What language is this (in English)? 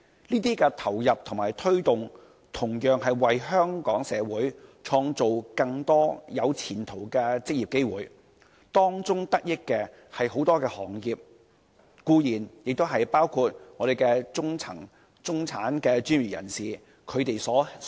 Cantonese